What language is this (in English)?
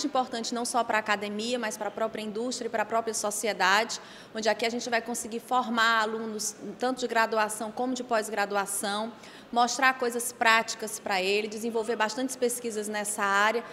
Portuguese